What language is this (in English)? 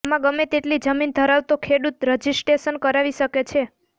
Gujarati